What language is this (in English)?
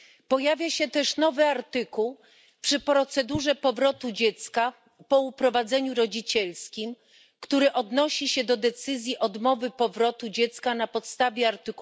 Polish